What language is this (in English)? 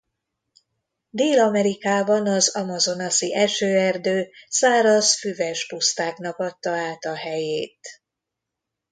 Hungarian